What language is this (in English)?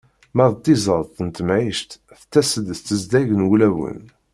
Kabyle